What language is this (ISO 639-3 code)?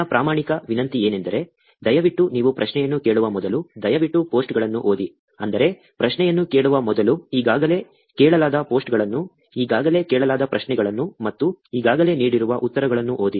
kan